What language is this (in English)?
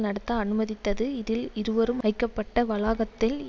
Tamil